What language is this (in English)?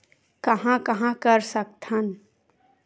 Chhattisgarhi